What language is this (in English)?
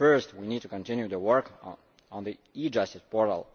English